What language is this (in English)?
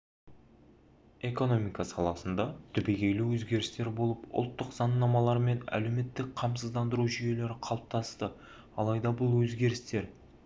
Kazakh